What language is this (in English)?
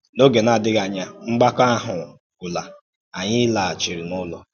Igbo